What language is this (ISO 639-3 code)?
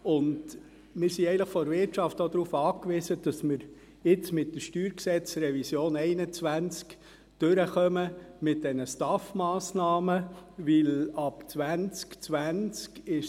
gsw